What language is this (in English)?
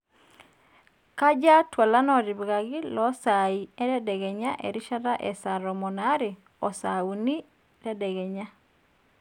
Masai